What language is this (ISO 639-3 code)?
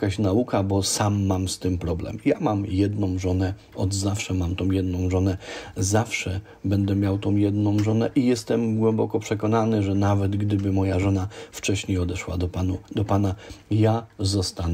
pol